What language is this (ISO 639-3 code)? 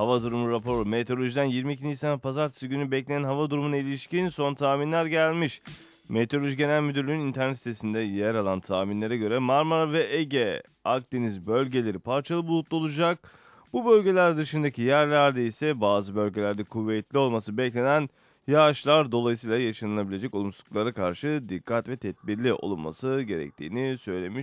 tur